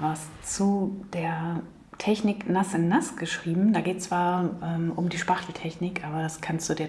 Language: German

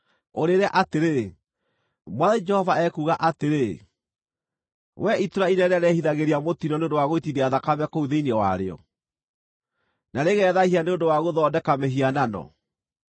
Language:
Kikuyu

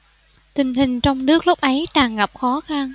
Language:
Vietnamese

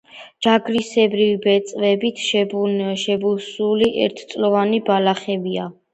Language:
Georgian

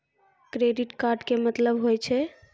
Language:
Maithili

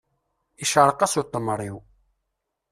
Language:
Kabyle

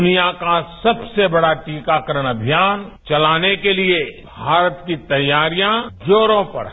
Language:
Hindi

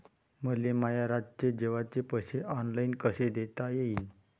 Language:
Marathi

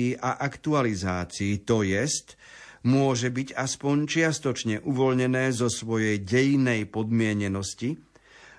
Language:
Slovak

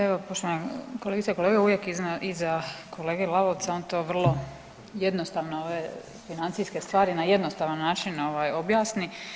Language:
Croatian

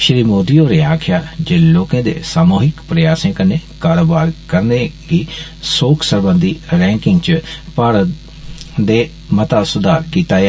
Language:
Dogri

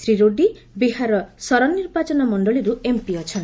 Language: Odia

